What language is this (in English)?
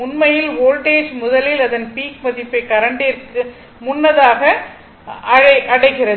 Tamil